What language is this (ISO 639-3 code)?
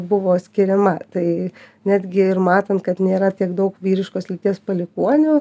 lit